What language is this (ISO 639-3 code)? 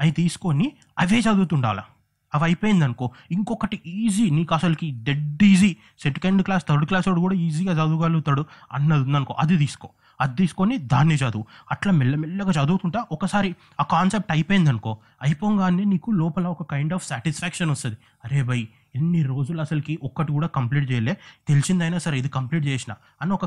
tel